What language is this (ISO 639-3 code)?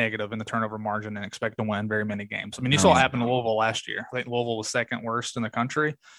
eng